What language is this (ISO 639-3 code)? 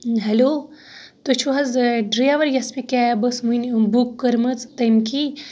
kas